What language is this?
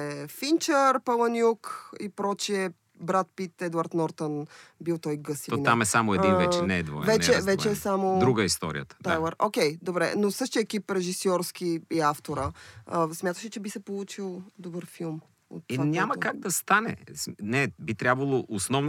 Bulgarian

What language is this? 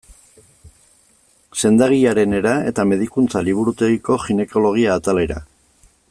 Basque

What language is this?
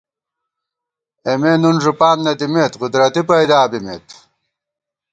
Gawar-Bati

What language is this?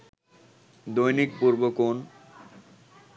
Bangla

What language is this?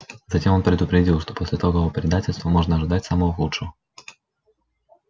Russian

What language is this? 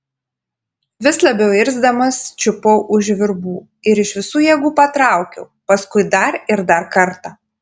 Lithuanian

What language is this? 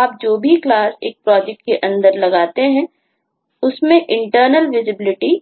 Hindi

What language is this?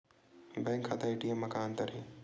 Chhattisgarhi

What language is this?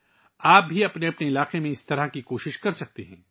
Urdu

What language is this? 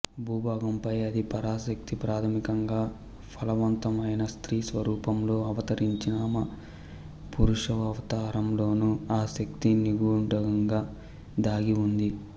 Telugu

